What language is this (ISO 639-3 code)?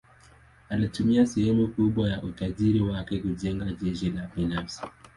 swa